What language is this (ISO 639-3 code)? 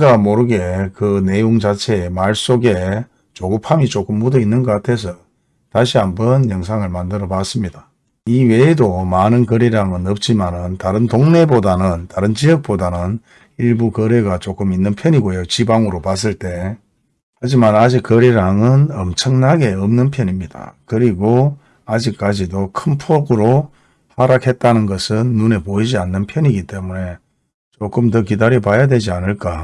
kor